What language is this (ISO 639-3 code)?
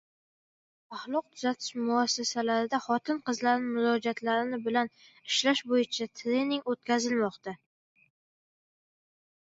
uzb